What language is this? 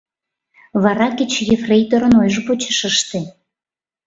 Mari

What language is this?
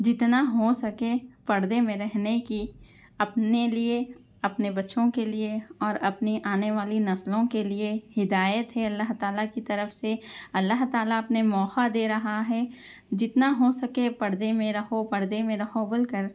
Urdu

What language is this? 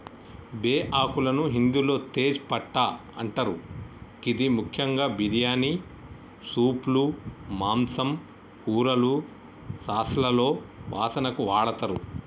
Telugu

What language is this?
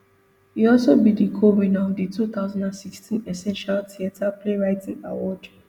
Nigerian Pidgin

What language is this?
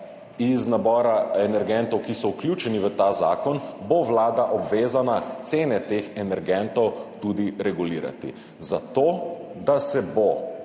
Slovenian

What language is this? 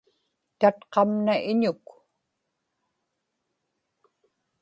Inupiaq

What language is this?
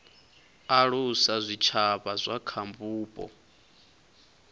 Venda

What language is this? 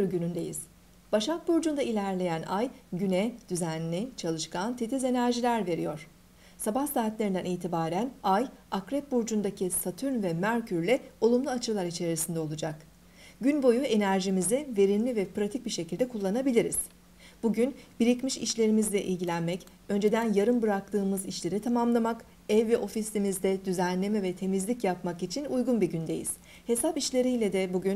Turkish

